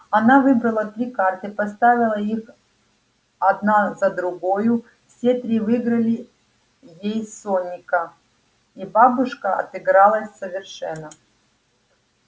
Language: Russian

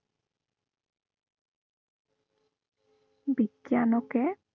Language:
Assamese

